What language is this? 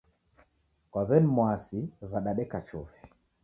Taita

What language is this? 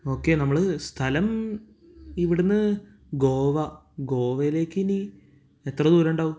Malayalam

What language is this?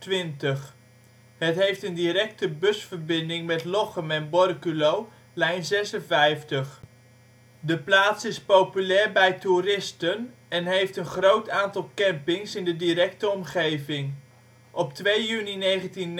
Dutch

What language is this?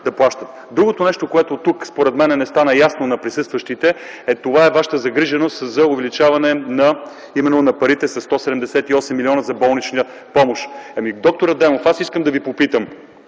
Bulgarian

